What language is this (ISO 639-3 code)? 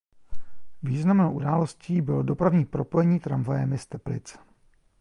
ces